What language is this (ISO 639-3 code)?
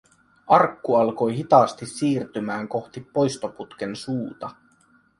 fin